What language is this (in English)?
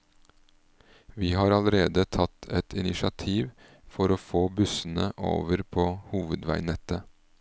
Norwegian